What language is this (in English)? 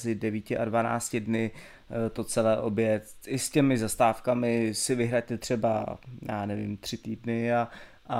Czech